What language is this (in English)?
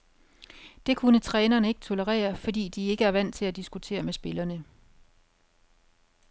Danish